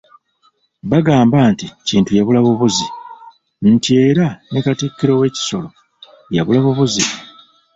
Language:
Ganda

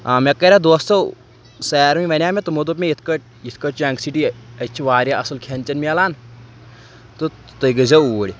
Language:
Kashmiri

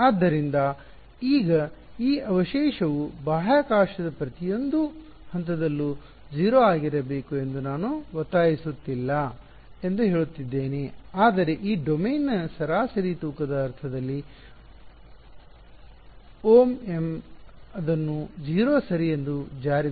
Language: Kannada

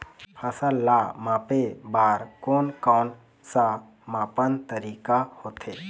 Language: Chhattisgarhi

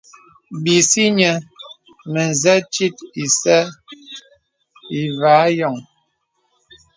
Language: Bebele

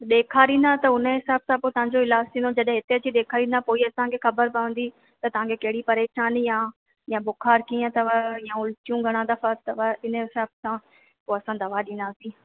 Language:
Sindhi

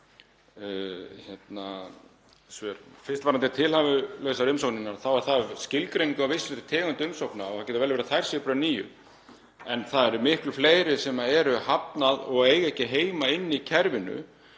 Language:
Icelandic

